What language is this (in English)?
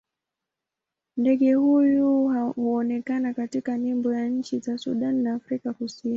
Swahili